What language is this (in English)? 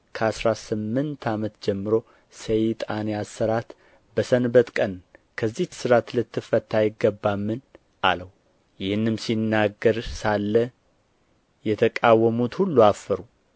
Amharic